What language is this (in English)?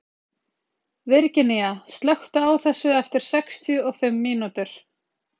Icelandic